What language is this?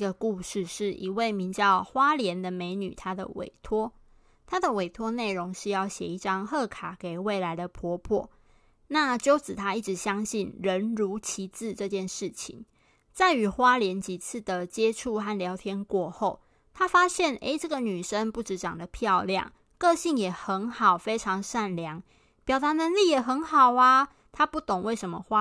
Chinese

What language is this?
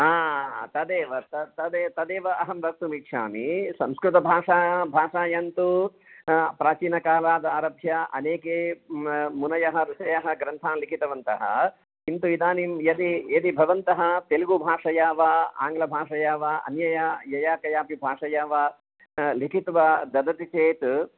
Sanskrit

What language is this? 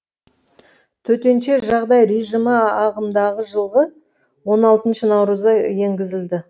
Kazakh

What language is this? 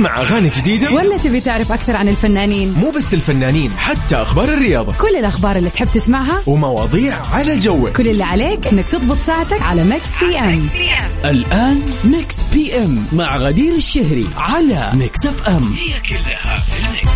Arabic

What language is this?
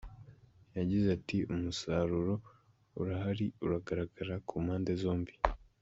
Kinyarwanda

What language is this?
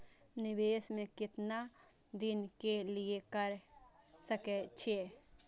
Maithili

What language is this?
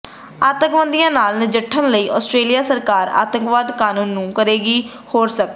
Punjabi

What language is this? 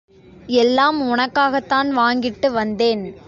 Tamil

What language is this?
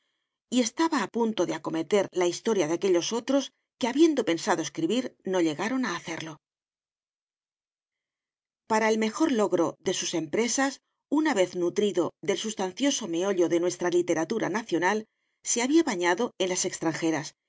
Spanish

